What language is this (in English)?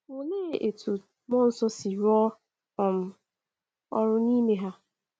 Igbo